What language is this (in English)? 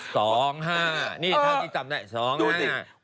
Thai